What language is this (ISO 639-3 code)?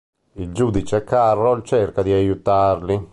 ita